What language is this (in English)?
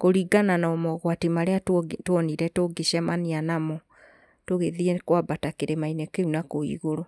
Kikuyu